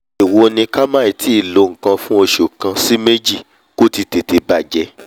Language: Yoruba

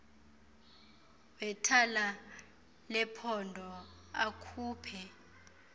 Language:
Xhosa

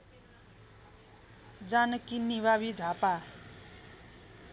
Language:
Nepali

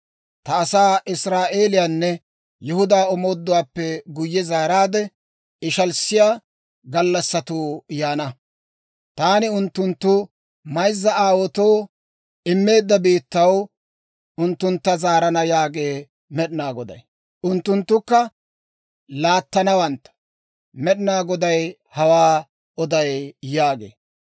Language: Dawro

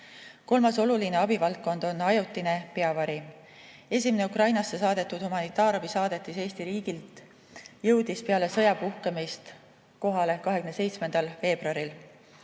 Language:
Estonian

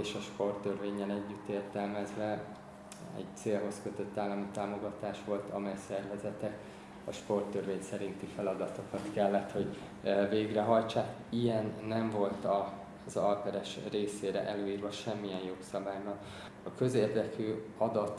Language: Hungarian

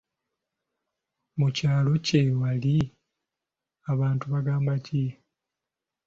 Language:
Ganda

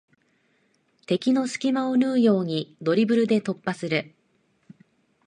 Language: Japanese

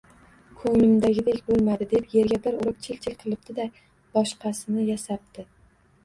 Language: Uzbek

